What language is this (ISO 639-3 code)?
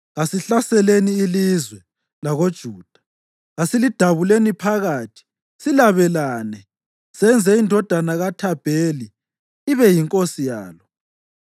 nde